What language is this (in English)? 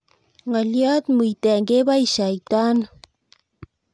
Kalenjin